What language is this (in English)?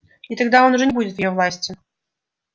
Russian